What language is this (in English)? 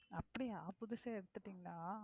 Tamil